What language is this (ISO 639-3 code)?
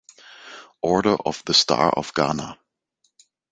deu